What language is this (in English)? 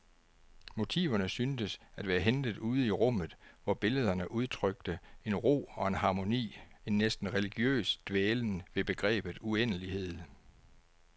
Danish